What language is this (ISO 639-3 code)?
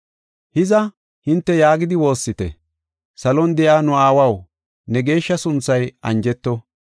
gof